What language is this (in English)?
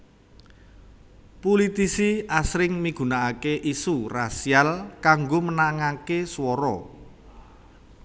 Javanese